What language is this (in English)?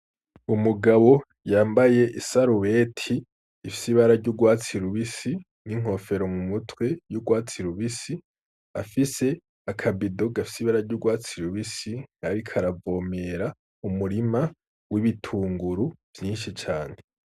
Rundi